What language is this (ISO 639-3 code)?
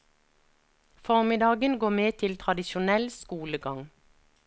nor